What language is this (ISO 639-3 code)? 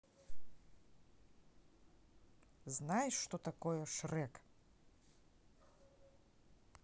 rus